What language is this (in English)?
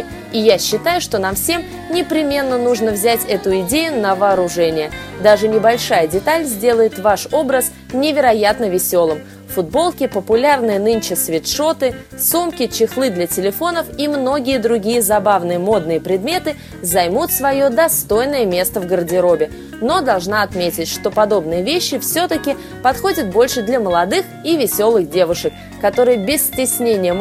Russian